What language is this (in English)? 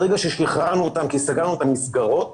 Hebrew